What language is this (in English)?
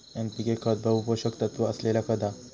Marathi